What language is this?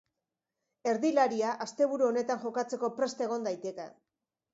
Basque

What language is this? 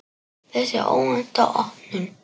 Icelandic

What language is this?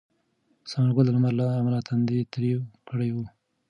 Pashto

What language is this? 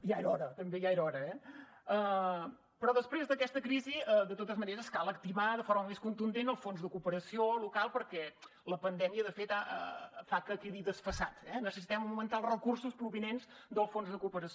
Catalan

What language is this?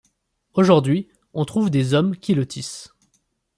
French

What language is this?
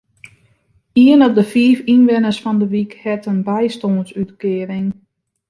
Western Frisian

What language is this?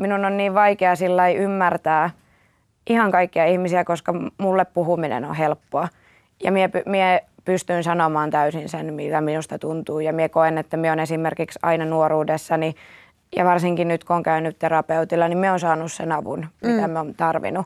Finnish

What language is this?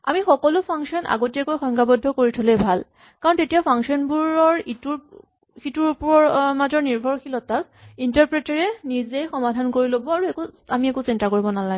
Assamese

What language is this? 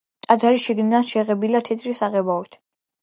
Georgian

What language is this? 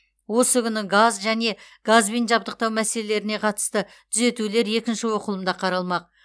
Kazakh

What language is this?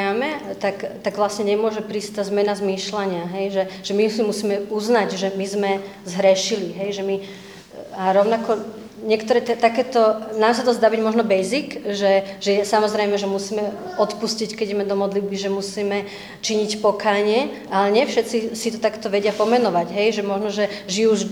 Slovak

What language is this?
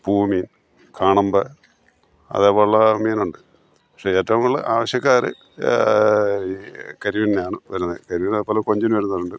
Malayalam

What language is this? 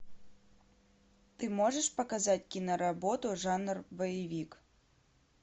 Russian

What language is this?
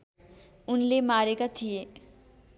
Nepali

